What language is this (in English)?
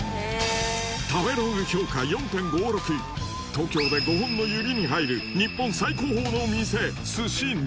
Japanese